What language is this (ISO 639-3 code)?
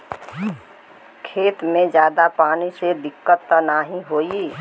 bho